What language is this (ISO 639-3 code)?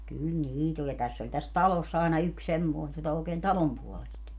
fin